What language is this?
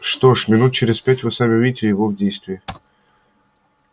Russian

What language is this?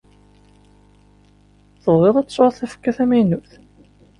Kabyle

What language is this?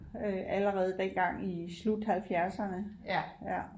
Danish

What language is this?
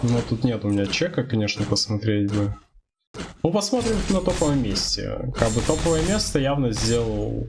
Russian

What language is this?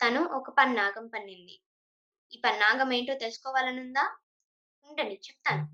Telugu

